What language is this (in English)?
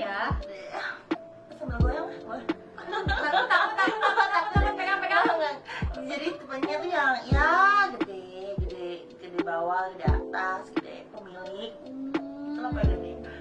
Indonesian